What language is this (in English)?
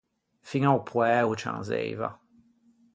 Ligurian